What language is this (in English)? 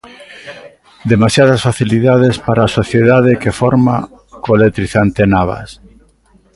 Galician